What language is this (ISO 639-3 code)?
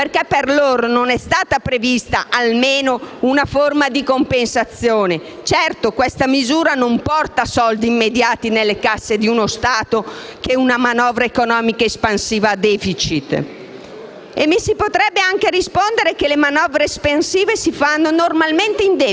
ita